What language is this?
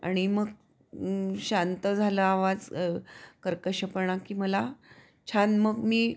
Marathi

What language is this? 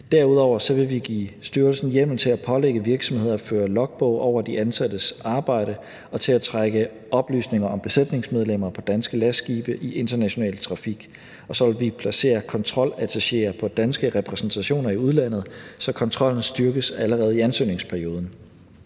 Danish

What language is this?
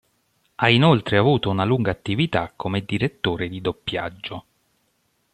Italian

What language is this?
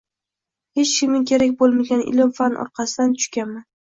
Uzbek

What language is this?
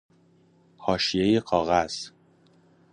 Persian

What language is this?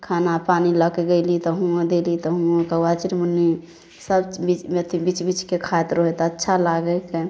Maithili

